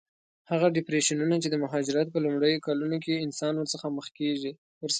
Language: Pashto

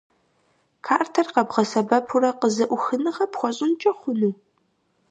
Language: Kabardian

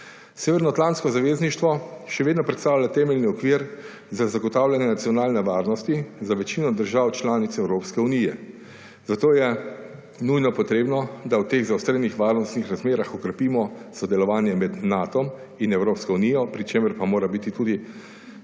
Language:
Slovenian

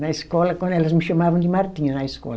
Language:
Portuguese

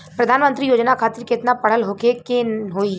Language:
Bhojpuri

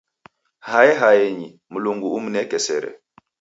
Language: Taita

